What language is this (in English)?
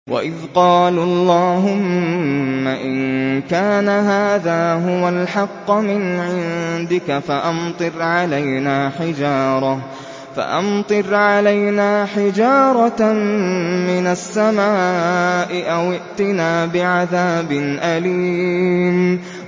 Arabic